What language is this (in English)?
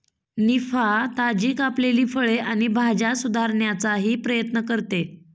Marathi